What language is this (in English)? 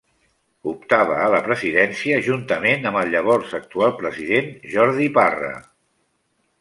Catalan